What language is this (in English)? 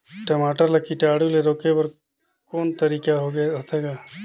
Chhattisgarhi